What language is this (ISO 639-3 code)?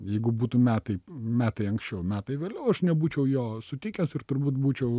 lit